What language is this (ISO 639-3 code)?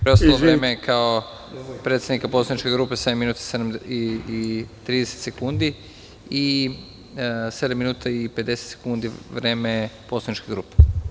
srp